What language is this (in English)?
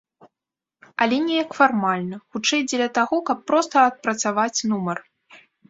Belarusian